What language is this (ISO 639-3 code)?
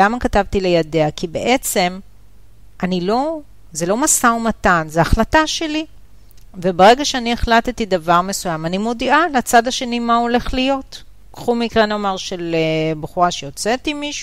heb